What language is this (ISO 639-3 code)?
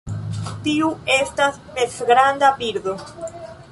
epo